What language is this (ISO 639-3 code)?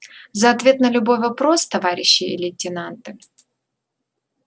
rus